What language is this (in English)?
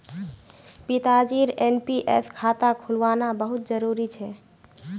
Magahi